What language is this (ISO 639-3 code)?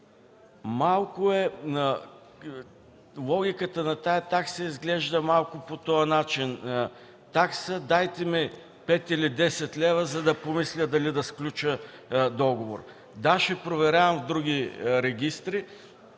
bul